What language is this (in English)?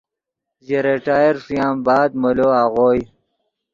Yidgha